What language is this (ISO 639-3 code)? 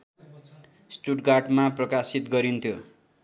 nep